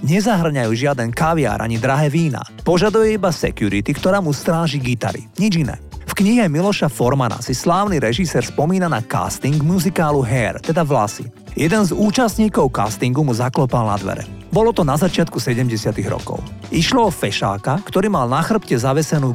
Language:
Slovak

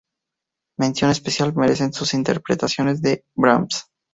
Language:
Spanish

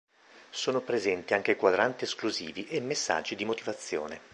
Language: Italian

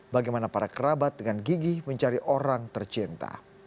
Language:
Indonesian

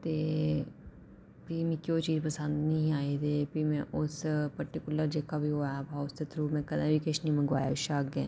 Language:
Dogri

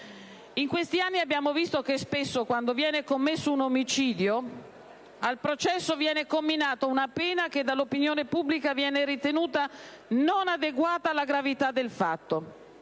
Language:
Italian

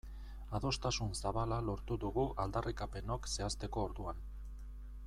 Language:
Basque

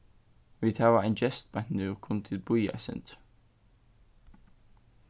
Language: Faroese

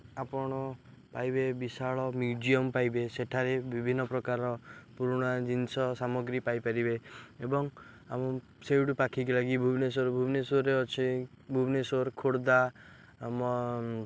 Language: Odia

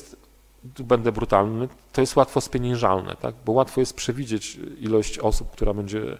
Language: Polish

